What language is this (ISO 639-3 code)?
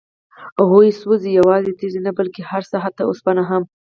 pus